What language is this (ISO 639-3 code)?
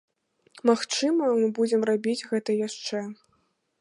bel